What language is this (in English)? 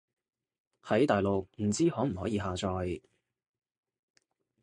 Cantonese